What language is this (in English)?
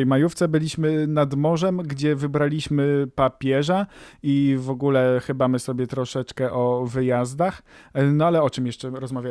Polish